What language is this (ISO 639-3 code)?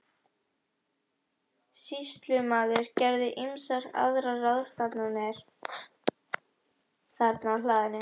isl